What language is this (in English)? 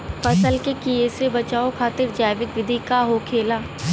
Bhojpuri